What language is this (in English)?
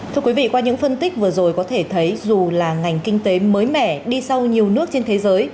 Vietnamese